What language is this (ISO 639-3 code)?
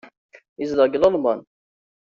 kab